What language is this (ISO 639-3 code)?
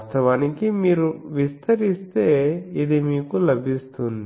tel